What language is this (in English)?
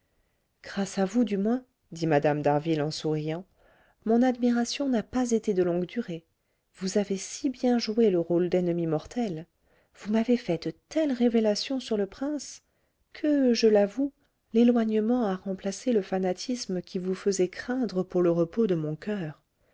French